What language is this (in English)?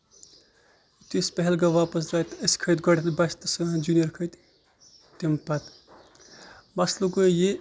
Kashmiri